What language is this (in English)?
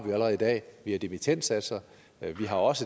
Danish